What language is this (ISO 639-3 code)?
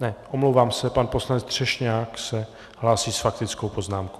ces